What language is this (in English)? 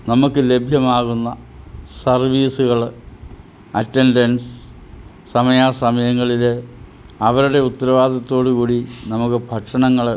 Malayalam